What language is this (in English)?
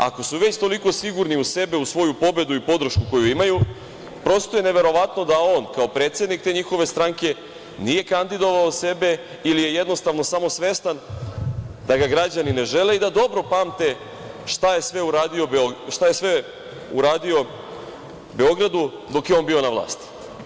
Serbian